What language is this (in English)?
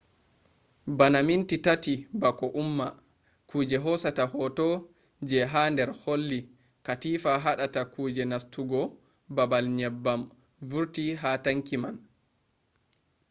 Fula